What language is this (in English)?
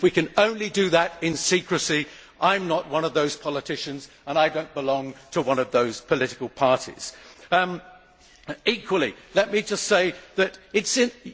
English